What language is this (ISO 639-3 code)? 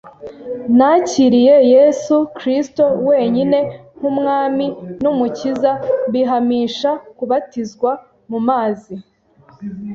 kin